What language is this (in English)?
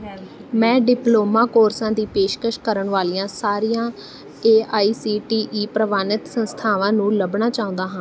Punjabi